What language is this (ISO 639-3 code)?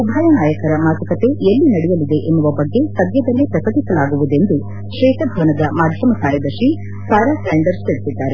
kan